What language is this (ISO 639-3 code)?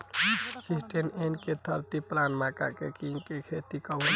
bho